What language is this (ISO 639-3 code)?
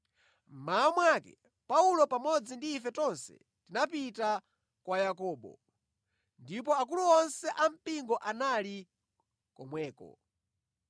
nya